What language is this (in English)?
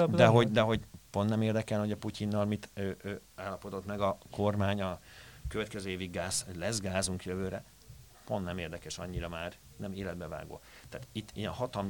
Hungarian